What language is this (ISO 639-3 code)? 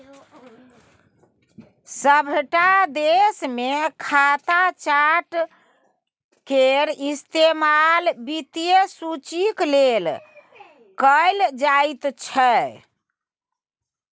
mai